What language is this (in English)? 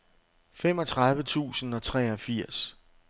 Danish